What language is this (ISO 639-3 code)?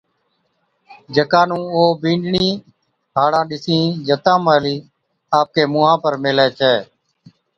odk